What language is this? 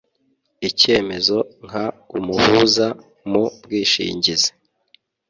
Kinyarwanda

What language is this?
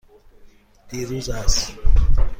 Persian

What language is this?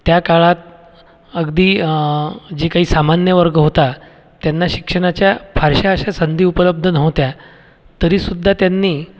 Marathi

